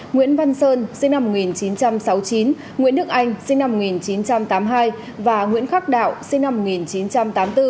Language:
Vietnamese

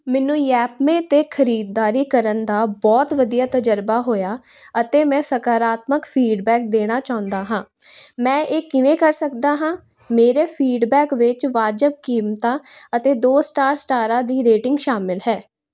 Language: Punjabi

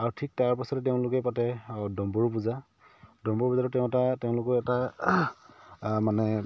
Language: Assamese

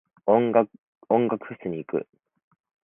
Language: Japanese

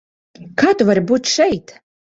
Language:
Latvian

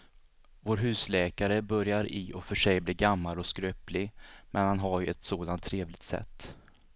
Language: Swedish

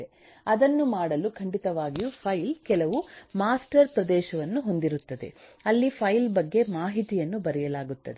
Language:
Kannada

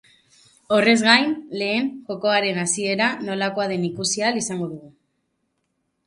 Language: Basque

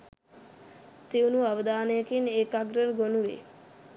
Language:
Sinhala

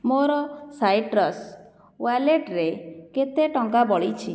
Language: Odia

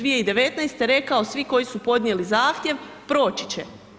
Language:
Croatian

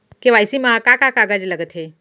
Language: Chhattisgarhi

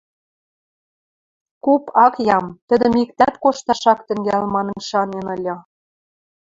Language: Western Mari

